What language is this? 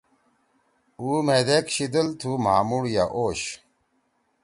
Torwali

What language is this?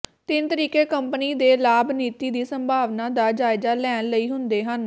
Punjabi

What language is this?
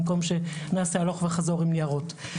Hebrew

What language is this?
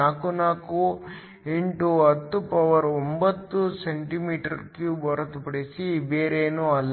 Kannada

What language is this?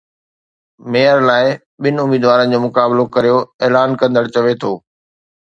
Sindhi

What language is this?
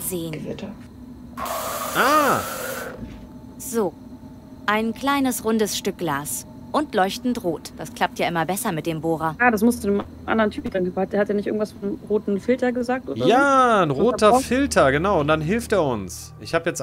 German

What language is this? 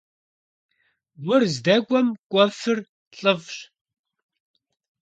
Kabardian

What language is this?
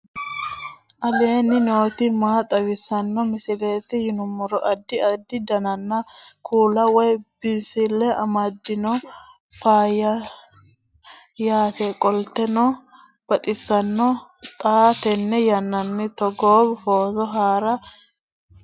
Sidamo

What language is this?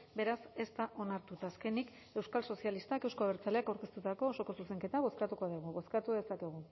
Basque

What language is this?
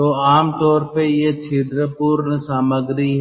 Hindi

